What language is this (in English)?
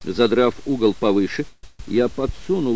Russian